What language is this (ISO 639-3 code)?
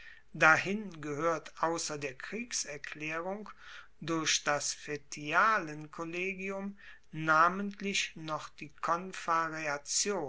deu